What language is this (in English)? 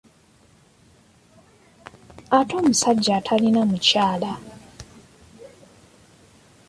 Ganda